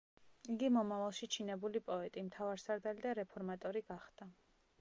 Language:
Georgian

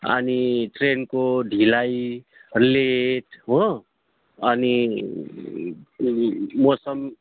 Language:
Nepali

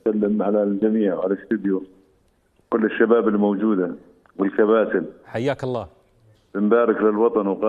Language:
Arabic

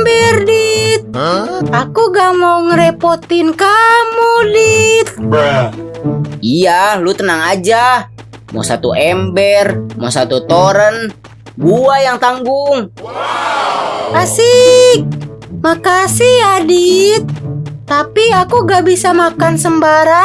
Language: Indonesian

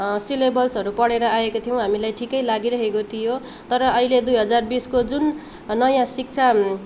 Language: Nepali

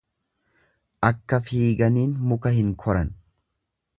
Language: Oromo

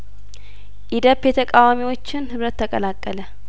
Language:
Amharic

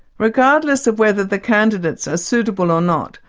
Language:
English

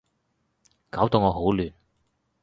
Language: Cantonese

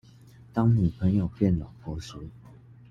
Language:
Chinese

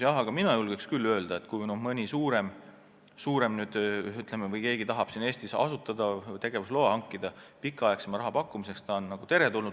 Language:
Estonian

